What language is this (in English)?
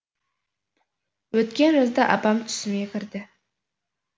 Kazakh